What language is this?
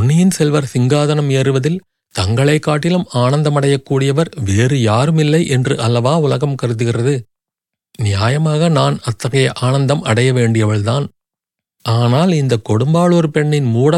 Tamil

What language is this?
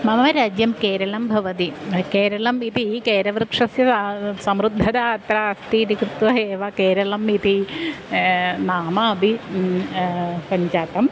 Sanskrit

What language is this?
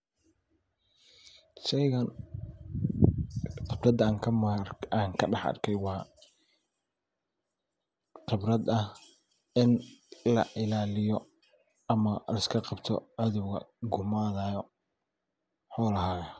Somali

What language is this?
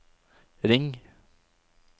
Norwegian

